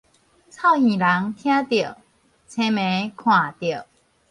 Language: Min Nan Chinese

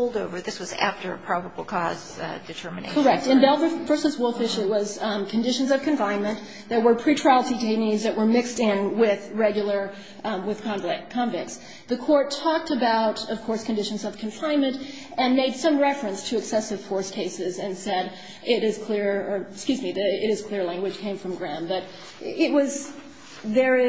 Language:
English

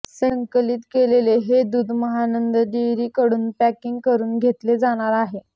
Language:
Marathi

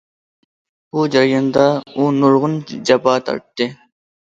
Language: Uyghur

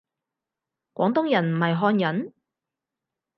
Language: Cantonese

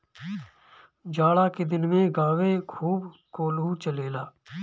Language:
Bhojpuri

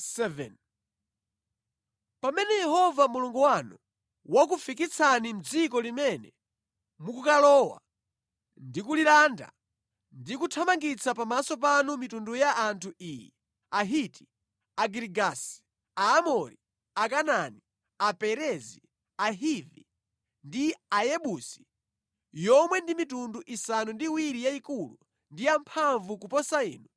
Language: Nyanja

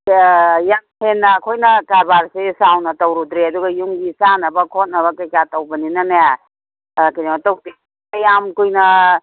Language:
Manipuri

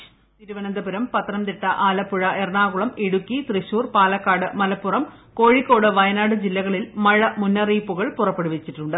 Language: Malayalam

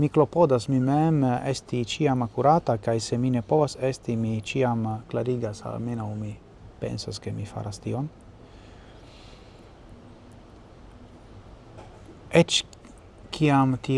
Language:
Italian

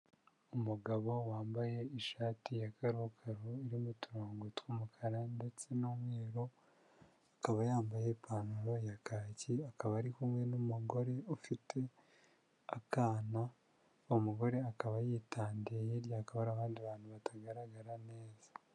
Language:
Kinyarwanda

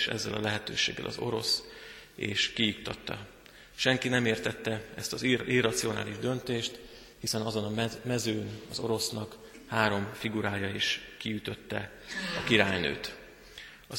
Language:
Hungarian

